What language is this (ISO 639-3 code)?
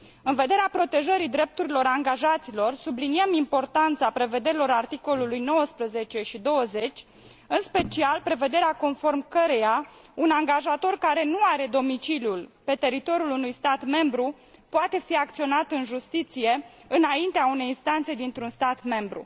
ron